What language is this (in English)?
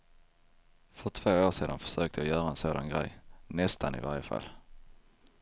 Swedish